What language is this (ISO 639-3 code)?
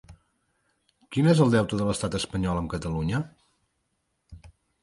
cat